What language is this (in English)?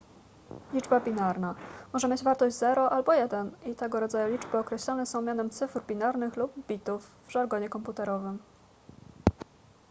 Polish